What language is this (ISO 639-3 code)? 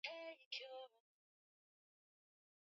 swa